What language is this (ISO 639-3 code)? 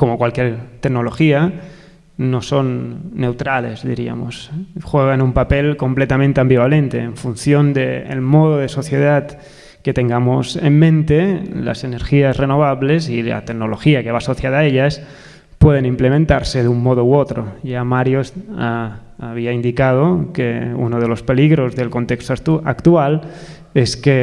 spa